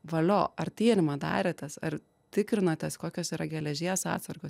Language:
Lithuanian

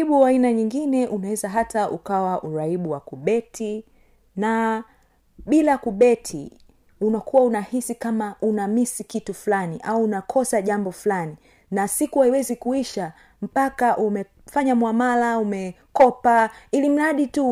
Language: Swahili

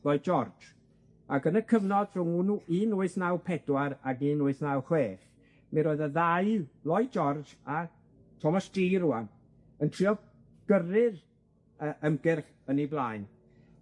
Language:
Welsh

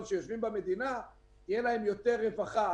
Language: Hebrew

